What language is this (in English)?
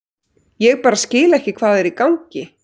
Icelandic